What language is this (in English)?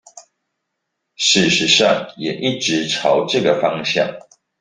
Chinese